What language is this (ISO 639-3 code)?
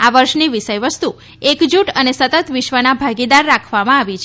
guj